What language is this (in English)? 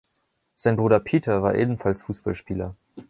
German